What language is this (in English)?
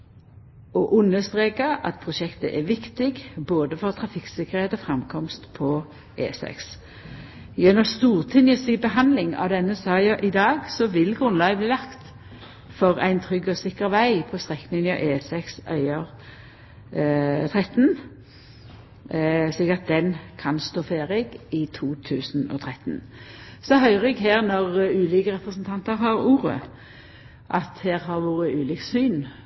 Norwegian Nynorsk